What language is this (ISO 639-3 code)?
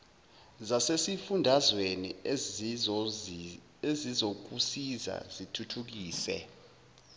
zul